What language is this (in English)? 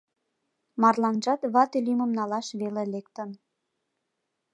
Mari